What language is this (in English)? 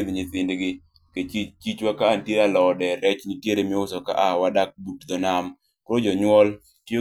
Luo (Kenya and Tanzania)